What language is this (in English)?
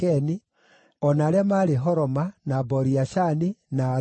Kikuyu